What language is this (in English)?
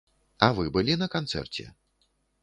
Belarusian